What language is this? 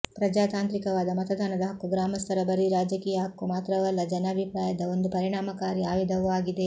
Kannada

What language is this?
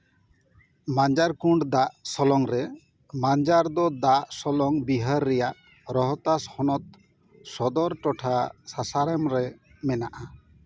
Santali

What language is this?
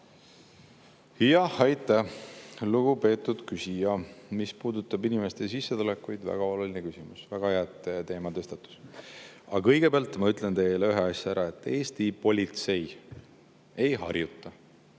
Estonian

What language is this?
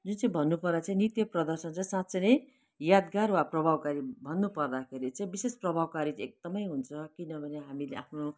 Nepali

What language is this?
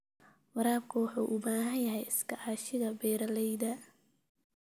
Somali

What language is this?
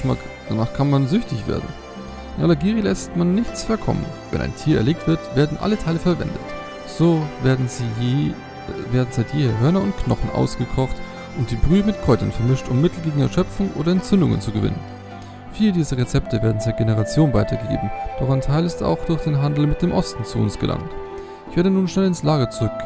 German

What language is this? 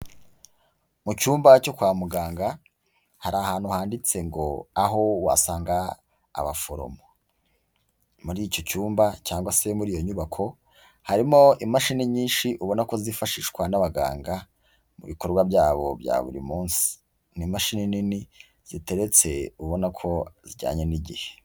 Kinyarwanda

